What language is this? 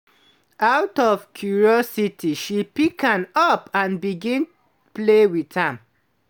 Nigerian Pidgin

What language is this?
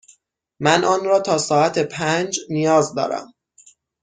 Persian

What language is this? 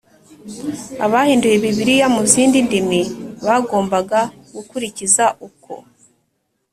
Kinyarwanda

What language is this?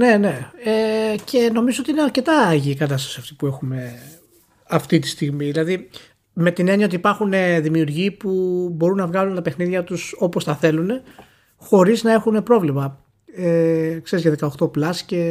Greek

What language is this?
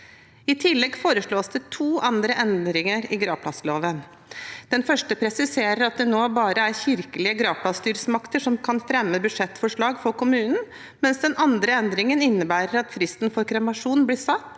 Norwegian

